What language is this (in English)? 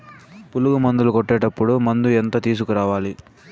Telugu